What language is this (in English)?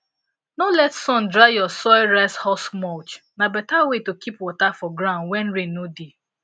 Nigerian Pidgin